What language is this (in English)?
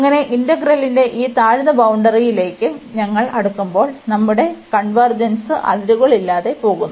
Malayalam